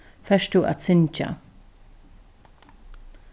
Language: Faroese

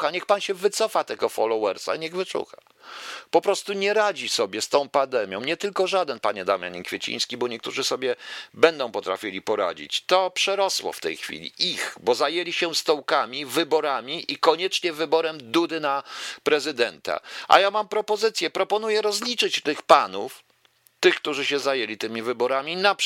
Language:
Polish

